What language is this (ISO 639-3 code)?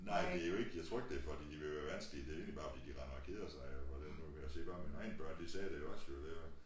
dan